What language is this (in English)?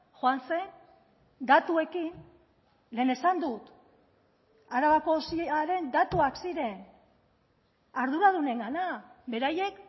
Basque